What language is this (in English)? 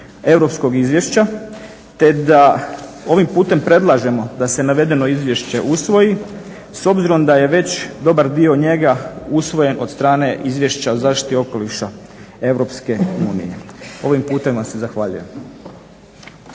Croatian